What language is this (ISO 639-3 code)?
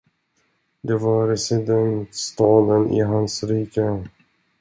swe